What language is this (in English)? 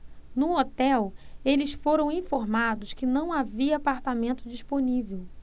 Portuguese